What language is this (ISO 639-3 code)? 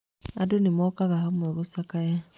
kik